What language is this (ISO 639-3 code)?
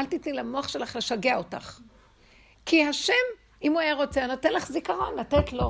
heb